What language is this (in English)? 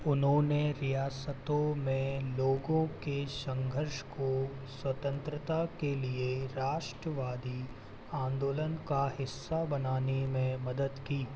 Hindi